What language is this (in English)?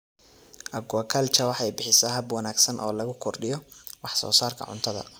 Somali